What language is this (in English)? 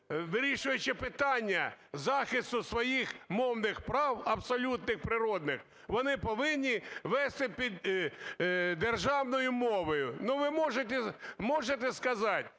Ukrainian